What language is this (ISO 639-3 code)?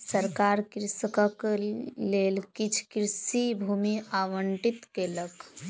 mai